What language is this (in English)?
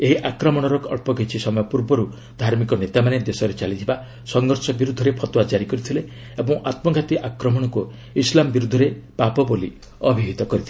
Odia